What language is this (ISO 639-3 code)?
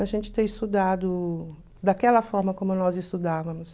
por